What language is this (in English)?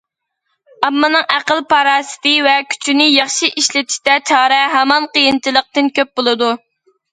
Uyghur